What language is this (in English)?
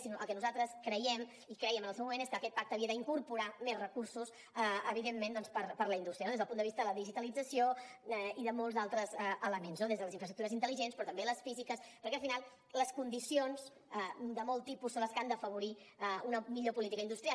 Catalan